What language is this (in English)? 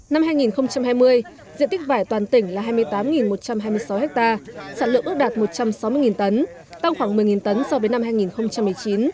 Vietnamese